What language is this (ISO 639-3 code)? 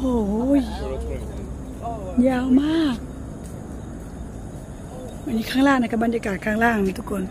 tha